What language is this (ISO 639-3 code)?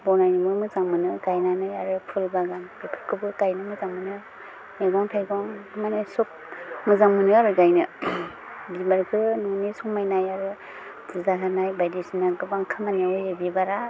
brx